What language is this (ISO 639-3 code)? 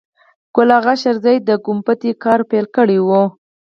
pus